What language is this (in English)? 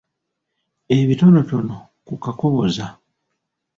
Ganda